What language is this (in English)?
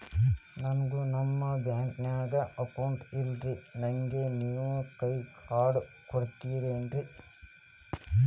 Kannada